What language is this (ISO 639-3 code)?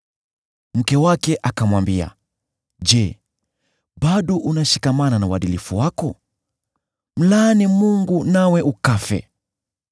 swa